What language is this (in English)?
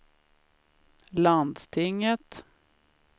Swedish